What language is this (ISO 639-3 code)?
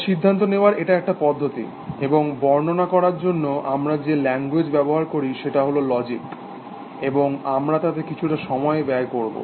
ben